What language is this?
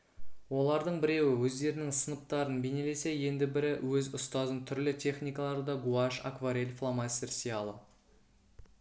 Kazakh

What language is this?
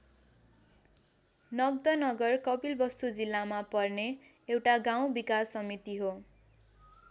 Nepali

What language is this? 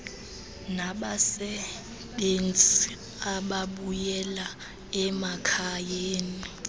Xhosa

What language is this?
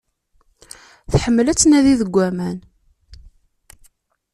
Kabyle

